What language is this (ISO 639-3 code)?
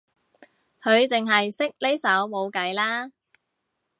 yue